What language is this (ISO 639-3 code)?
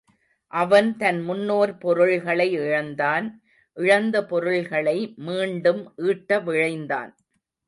tam